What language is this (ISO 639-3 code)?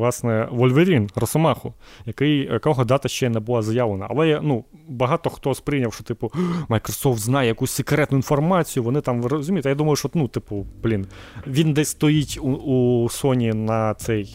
ukr